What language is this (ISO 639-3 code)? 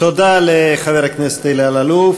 heb